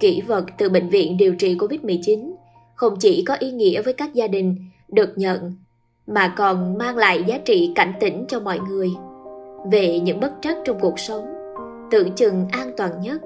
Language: Vietnamese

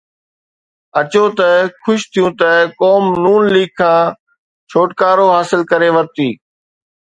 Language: Sindhi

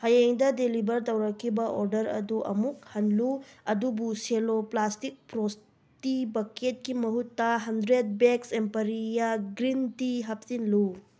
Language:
Manipuri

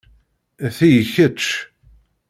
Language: Kabyle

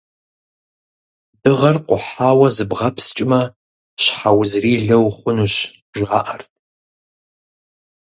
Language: Kabardian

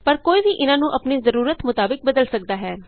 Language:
Punjabi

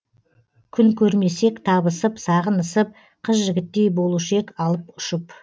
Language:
Kazakh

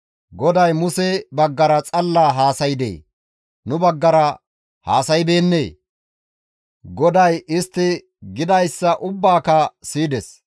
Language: Gamo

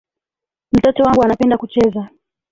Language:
Swahili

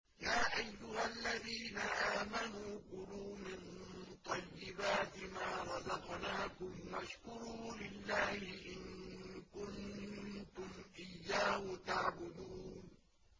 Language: Arabic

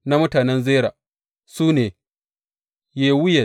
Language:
Hausa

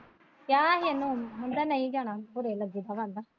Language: Punjabi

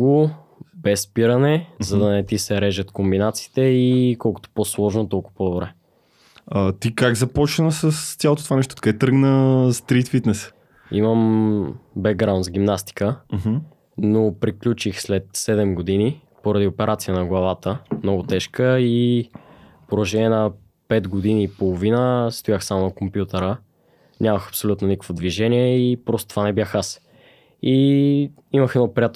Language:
Bulgarian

